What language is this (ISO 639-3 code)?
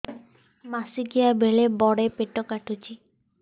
ori